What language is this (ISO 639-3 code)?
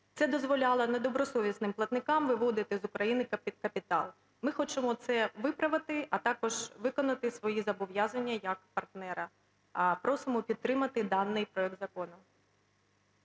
ukr